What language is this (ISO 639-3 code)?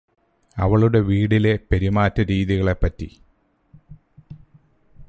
mal